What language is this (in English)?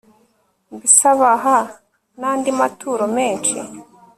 Kinyarwanda